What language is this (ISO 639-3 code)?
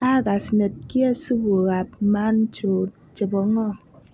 kln